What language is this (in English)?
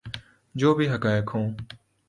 Urdu